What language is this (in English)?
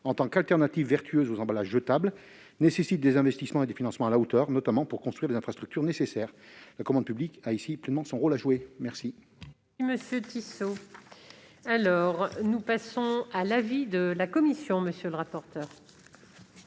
French